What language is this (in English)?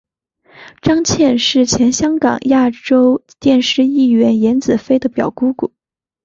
Chinese